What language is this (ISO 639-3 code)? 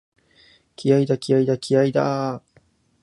jpn